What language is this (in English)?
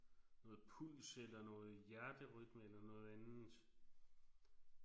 Danish